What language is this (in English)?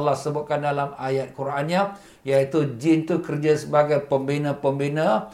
Malay